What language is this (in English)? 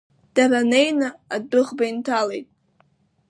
Abkhazian